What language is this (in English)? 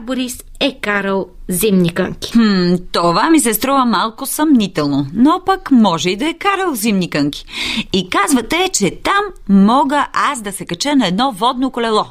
Bulgarian